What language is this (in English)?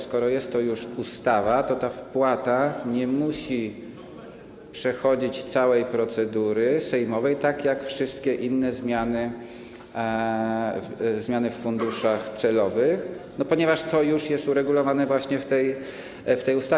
Polish